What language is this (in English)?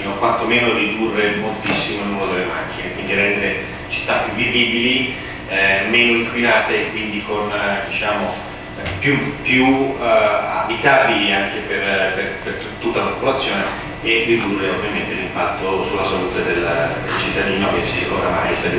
Italian